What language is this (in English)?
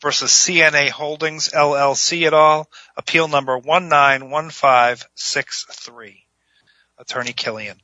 English